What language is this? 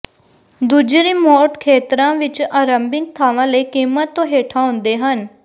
Punjabi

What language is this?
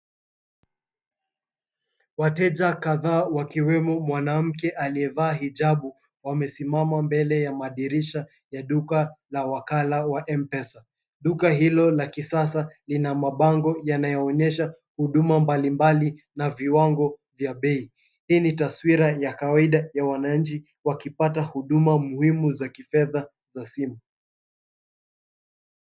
Swahili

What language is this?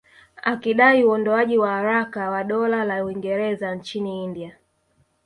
Swahili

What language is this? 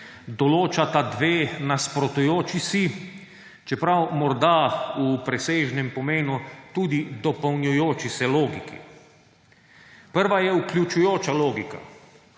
Slovenian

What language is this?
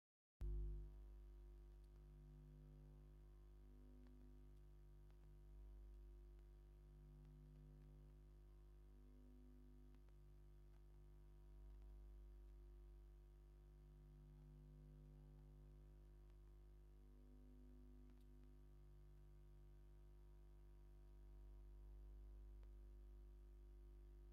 Tigrinya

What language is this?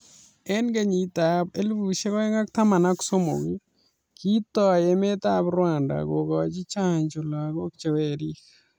Kalenjin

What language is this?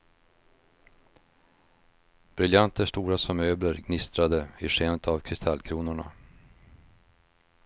Swedish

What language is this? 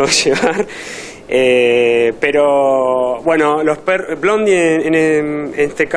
Spanish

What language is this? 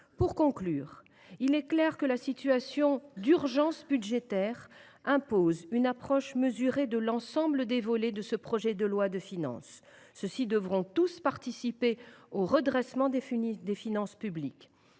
French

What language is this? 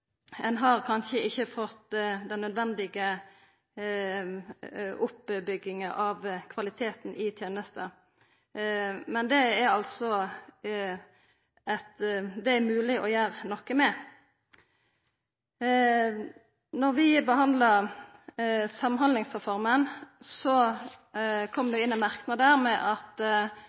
Norwegian Nynorsk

